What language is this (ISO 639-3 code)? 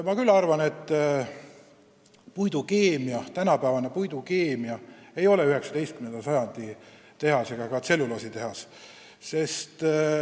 est